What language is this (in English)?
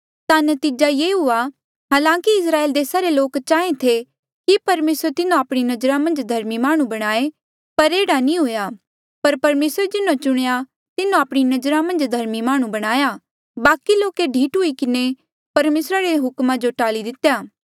Mandeali